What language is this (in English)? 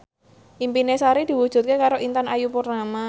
Javanese